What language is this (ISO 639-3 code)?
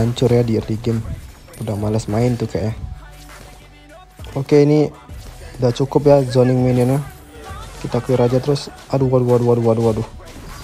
ind